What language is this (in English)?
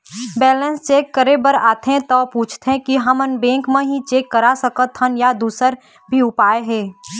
Chhattisgarhi